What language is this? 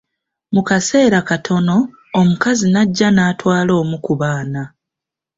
Ganda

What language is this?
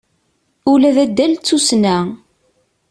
Kabyle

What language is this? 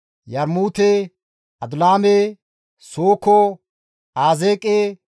Gamo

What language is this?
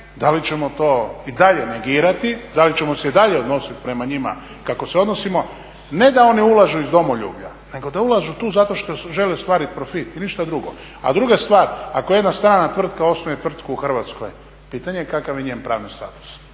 Croatian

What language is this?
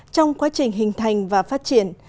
Vietnamese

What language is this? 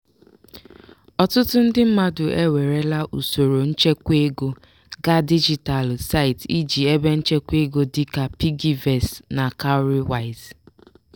Igbo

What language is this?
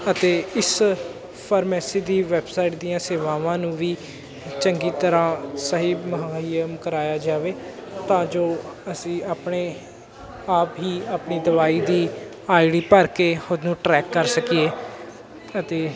Punjabi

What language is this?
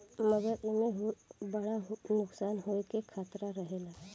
Bhojpuri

